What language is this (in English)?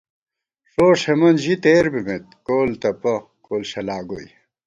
Gawar-Bati